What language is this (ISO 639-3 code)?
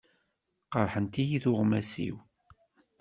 kab